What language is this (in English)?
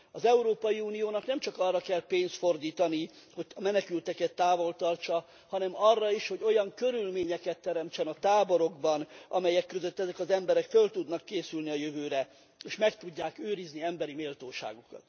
Hungarian